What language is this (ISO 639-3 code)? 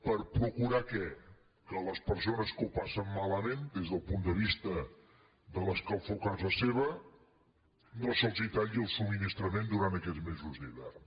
cat